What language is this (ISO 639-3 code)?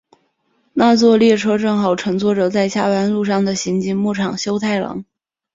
zho